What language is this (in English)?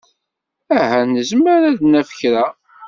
Kabyle